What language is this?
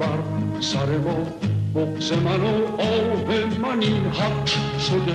Persian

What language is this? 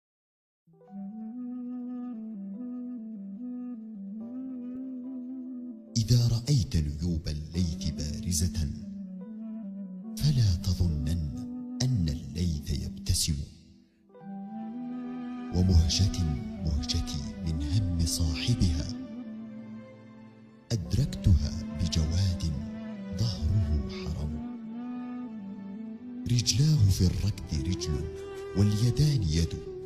Arabic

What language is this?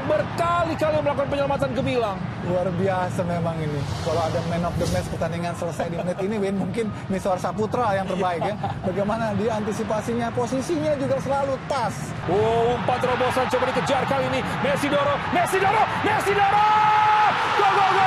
Indonesian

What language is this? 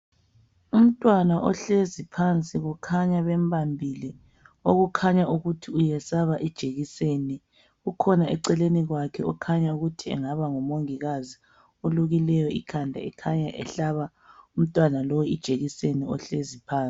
North Ndebele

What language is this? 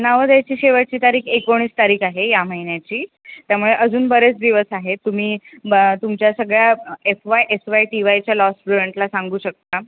Marathi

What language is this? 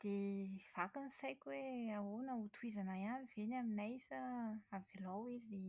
Malagasy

